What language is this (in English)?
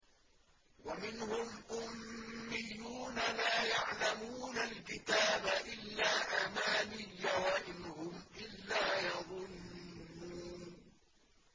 Arabic